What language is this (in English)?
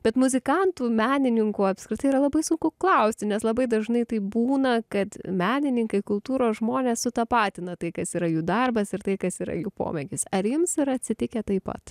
Lithuanian